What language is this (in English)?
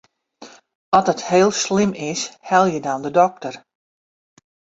Western Frisian